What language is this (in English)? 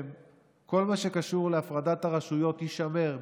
Hebrew